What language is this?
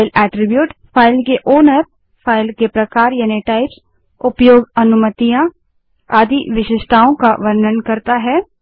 Hindi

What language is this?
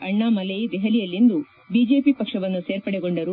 Kannada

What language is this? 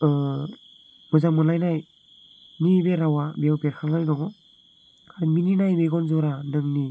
Bodo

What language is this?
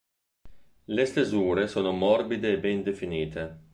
Italian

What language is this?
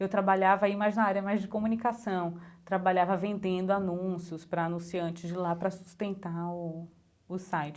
Portuguese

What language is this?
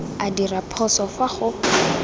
Tswana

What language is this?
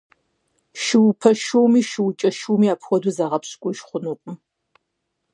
Kabardian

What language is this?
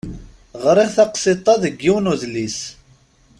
Kabyle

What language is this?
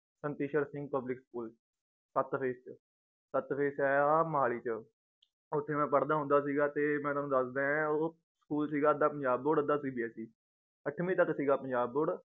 Punjabi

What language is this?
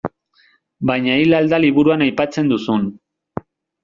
Basque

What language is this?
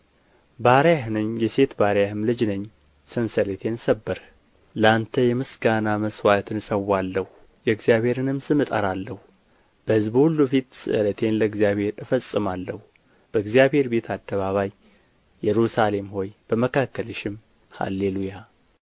Amharic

